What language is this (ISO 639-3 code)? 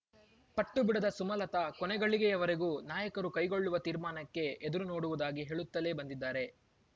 kan